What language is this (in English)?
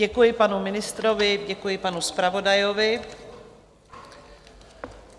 Czech